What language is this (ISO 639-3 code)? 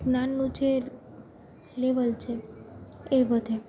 guj